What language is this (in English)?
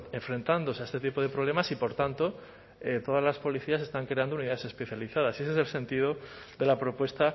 Spanish